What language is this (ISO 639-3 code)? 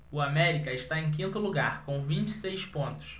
por